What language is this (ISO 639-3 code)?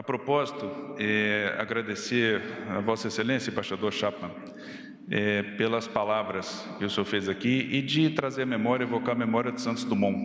por